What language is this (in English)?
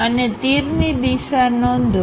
Gujarati